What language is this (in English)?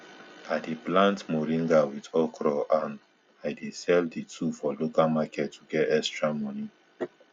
Nigerian Pidgin